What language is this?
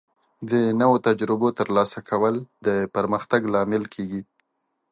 Pashto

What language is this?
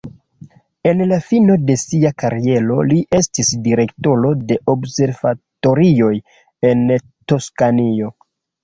Esperanto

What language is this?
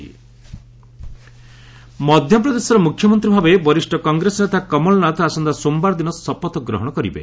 Odia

